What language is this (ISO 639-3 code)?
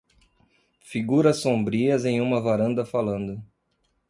por